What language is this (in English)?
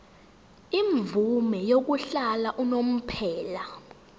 Zulu